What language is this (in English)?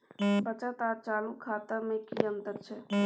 Maithili